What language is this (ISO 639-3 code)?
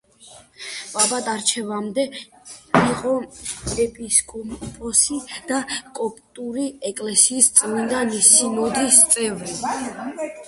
kat